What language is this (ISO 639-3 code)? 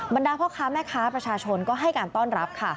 tha